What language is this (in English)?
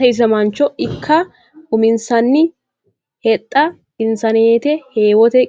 Sidamo